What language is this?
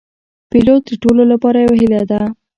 Pashto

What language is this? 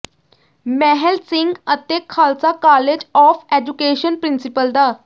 Punjabi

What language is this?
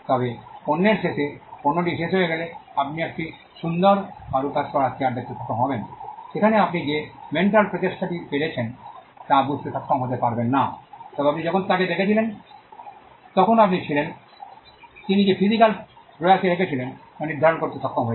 Bangla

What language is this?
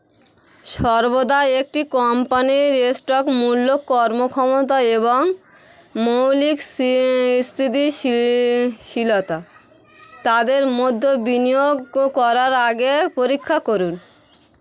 Bangla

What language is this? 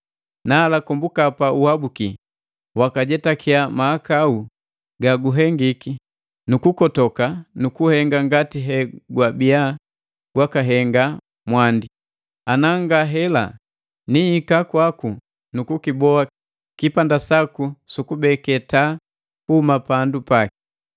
Matengo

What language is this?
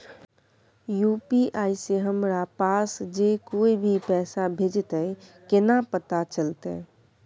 Maithili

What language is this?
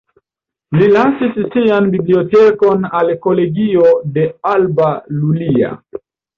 Esperanto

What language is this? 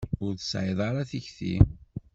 Kabyle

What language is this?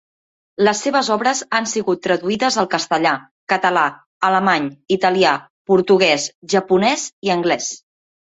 Catalan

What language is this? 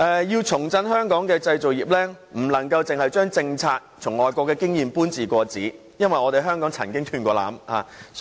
Cantonese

